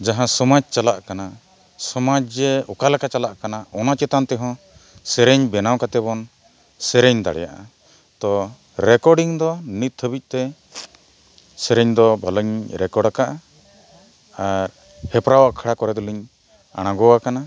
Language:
Santali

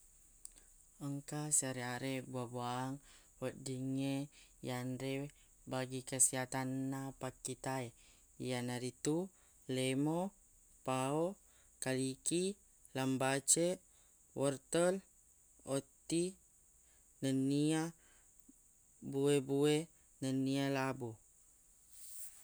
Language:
Buginese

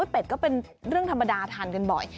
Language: Thai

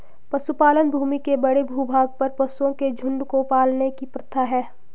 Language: Hindi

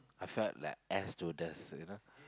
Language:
English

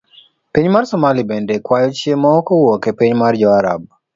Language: Luo (Kenya and Tanzania)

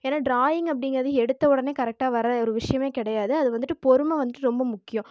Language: Tamil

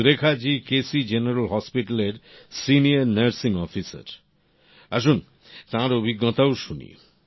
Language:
Bangla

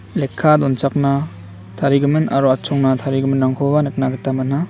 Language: Garo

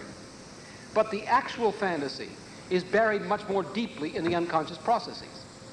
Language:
English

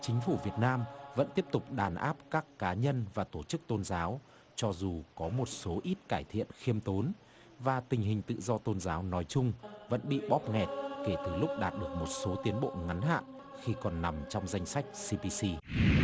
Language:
Vietnamese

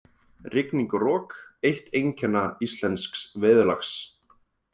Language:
Icelandic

